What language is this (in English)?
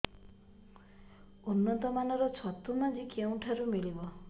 Odia